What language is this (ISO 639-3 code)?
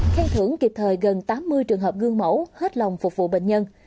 vie